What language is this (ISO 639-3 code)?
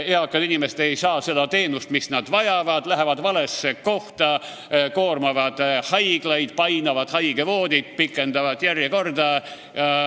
est